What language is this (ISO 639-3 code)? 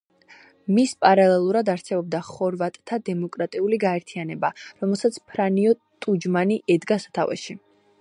kat